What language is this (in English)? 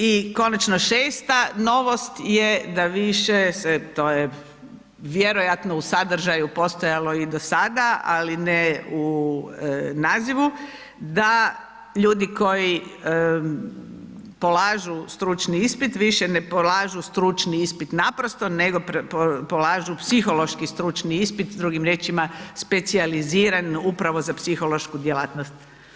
Croatian